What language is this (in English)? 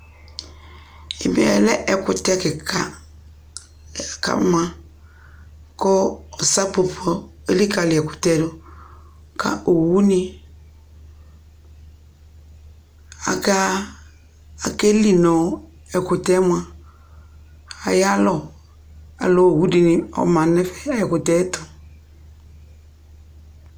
Ikposo